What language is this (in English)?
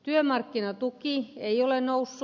Finnish